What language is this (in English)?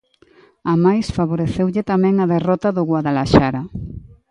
Galician